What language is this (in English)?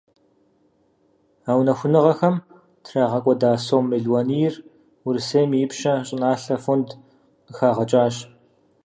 Kabardian